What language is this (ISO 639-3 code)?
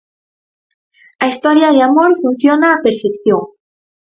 glg